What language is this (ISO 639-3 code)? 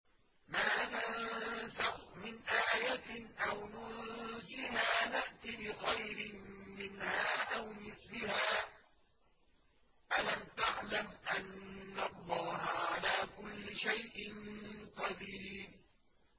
ara